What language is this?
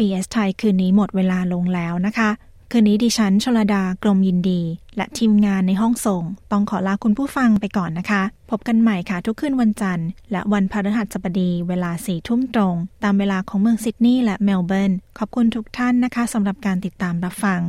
Thai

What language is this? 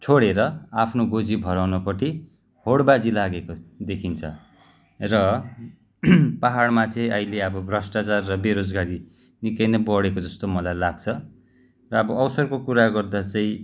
Nepali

